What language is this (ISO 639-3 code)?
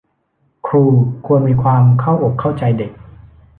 tha